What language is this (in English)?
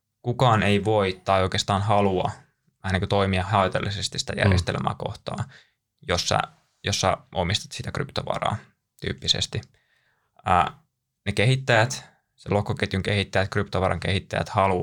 Finnish